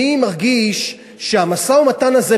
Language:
Hebrew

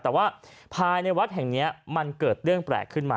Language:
Thai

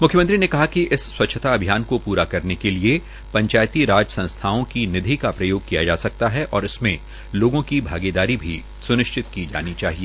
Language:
Hindi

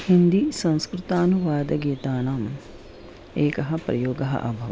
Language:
Sanskrit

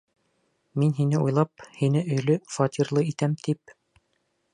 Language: Bashkir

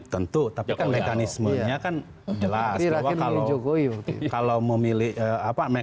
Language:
Indonesian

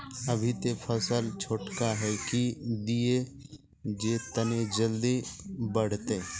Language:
Magahi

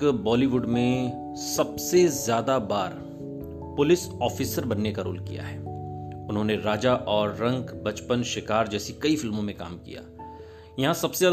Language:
Hindi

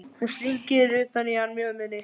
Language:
Icelandic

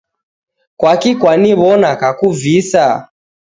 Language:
Taita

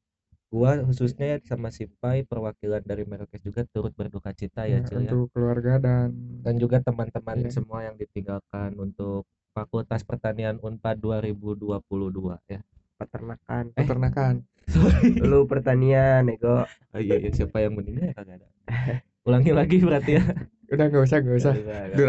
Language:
Indonesian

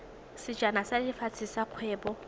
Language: Tswana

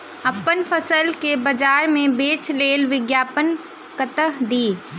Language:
Maithili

